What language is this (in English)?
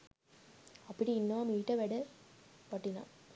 Sinhala